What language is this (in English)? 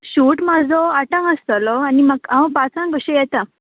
Konkani